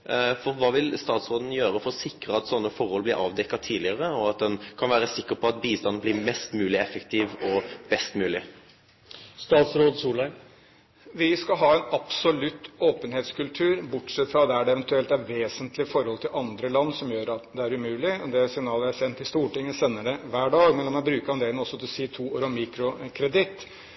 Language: Norwegian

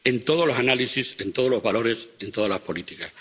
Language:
Spanish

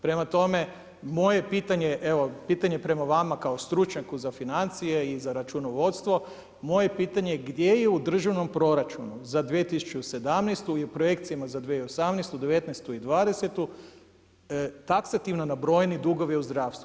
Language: Croatian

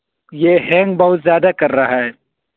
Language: Urdu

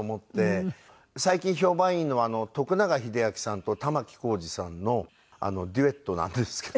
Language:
Japanese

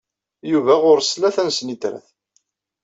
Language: Kabyle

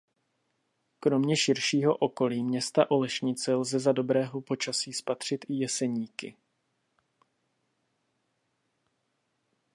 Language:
Czech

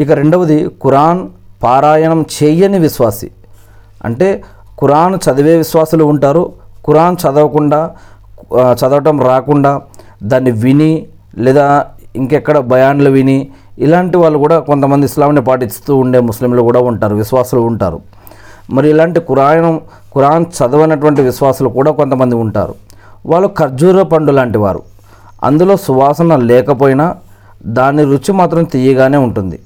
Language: Telugu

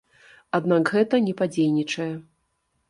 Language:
Belarusian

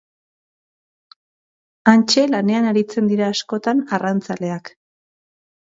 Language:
Basque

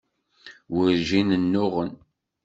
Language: Kabyle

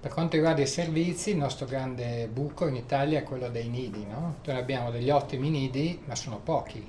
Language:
Italian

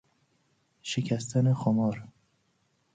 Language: Persian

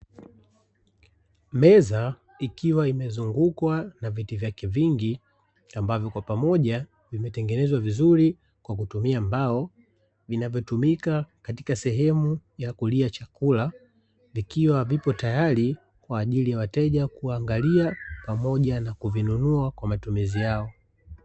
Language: Swahili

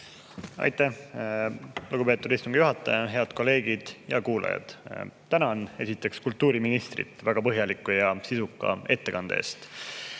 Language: Estonian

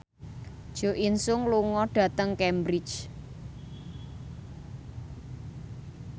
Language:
Javanese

